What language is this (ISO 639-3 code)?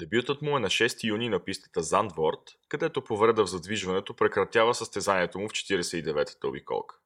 bul